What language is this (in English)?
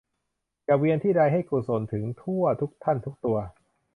Thai